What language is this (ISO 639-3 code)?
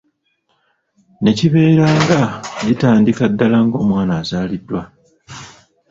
lug